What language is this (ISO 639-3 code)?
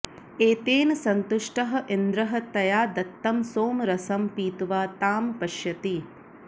san